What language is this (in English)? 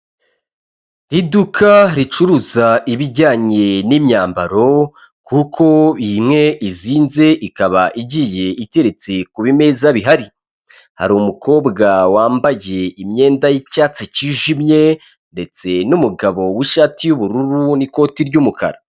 Kinyarwanda